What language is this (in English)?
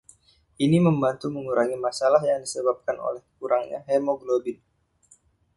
Indonesian